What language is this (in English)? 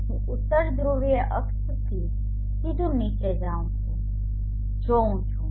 Gujarati